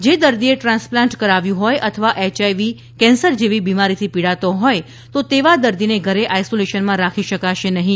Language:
Gujarati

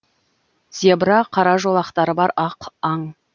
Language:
Kazakh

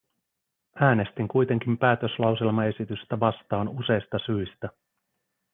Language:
Finnish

